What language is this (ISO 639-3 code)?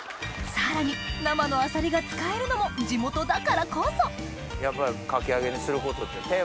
jpn